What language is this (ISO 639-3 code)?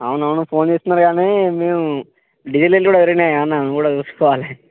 tel